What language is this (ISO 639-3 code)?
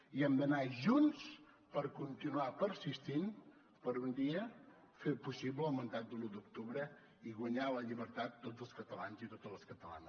cat